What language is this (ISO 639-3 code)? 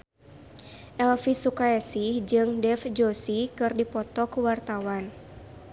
sun